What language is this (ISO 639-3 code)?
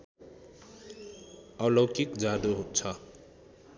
nep